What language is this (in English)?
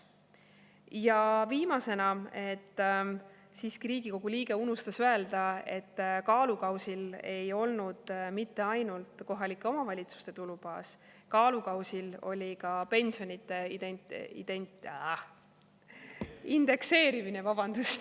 Estonian